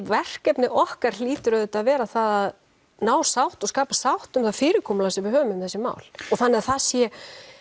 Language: Icelandic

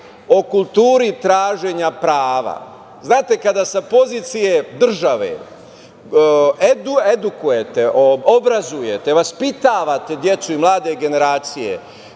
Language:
Serbian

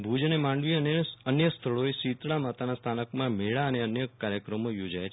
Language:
Gujarati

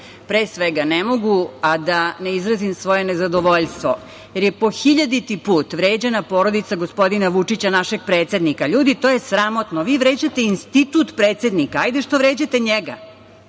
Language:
Serbian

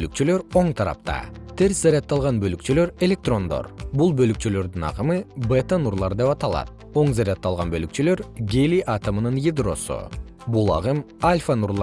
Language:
Kyrgyz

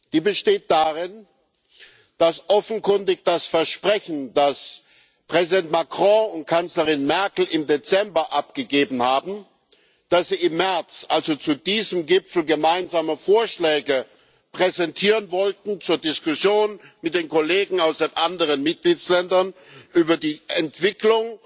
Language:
German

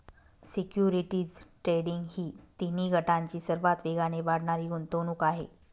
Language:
Marathi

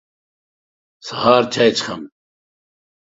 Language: Pashto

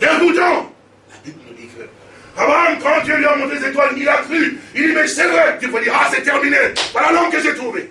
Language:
French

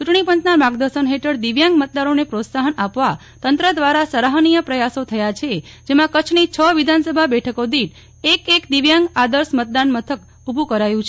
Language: Gujarati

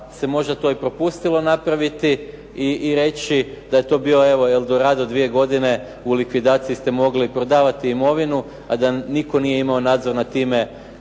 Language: Croatian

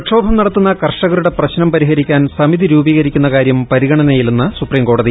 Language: Malayalam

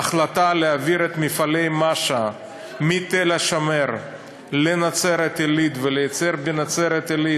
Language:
Hebrew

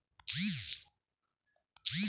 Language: Marathi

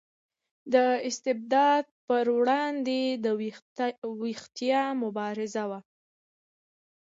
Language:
Pashto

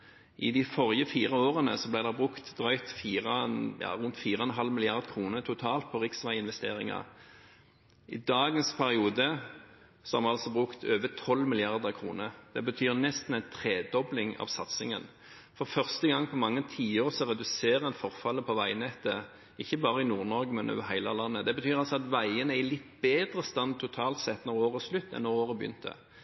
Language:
Norwegian Bokmål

